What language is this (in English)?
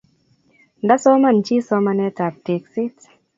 Kalenjin